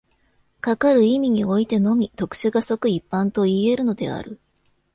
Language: Japanese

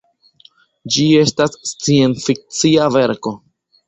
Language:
Esperanto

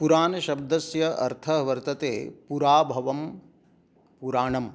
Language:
Sanskrit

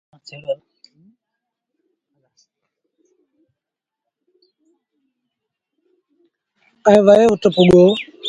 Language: Sindhi Bhil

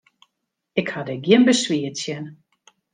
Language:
Western Frisian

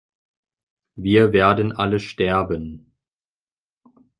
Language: German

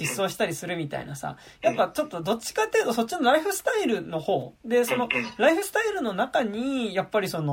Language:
Japanese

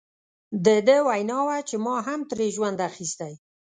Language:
Pashto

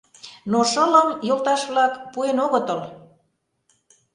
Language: Mari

